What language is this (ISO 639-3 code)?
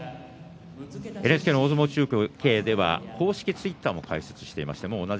jpn